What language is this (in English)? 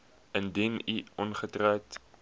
Afrikaans